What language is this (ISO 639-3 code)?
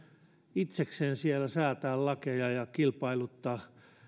fin